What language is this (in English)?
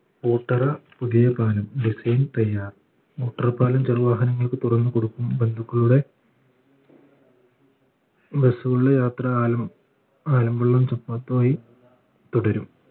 Malayalam